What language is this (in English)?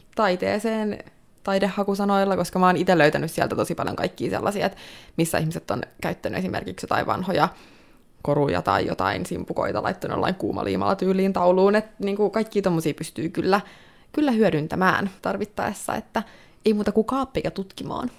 Finnish